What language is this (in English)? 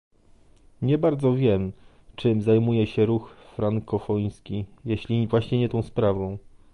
Polish